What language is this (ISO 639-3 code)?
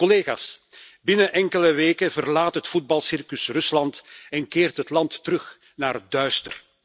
nld